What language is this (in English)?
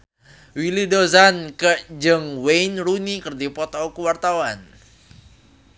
Sundanese